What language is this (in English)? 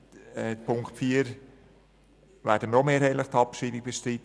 Swiss German